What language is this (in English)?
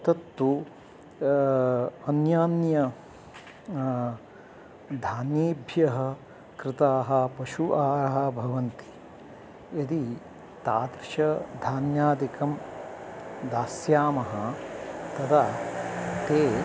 Sanskrit